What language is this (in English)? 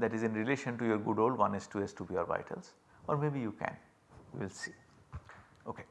English